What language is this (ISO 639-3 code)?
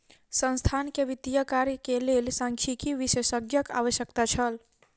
mai